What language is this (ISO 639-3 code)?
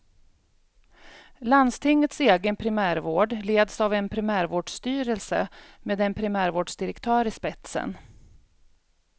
swe